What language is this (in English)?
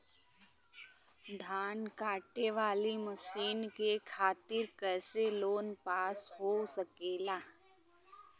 Bhojpuri